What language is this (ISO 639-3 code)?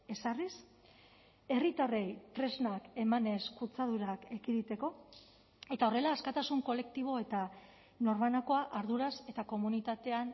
eus